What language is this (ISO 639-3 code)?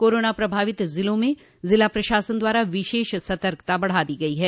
hin